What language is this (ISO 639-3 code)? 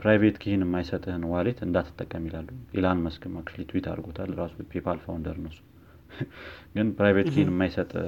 amh